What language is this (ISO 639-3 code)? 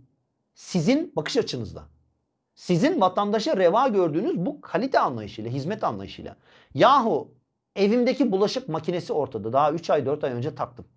tur